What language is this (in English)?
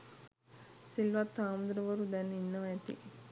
Sinhala